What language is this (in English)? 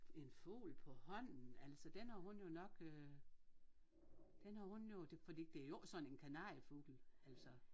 Danish